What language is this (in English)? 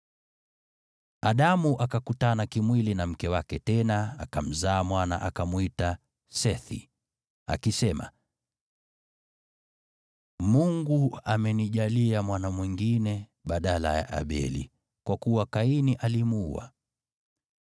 Swahili